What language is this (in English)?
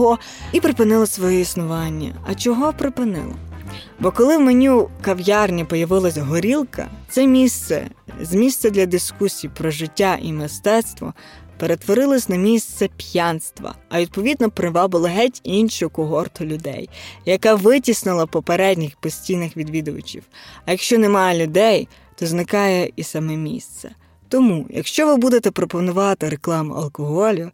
Ukrainian